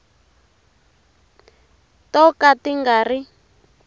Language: Tsonga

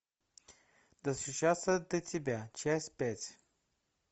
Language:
Russian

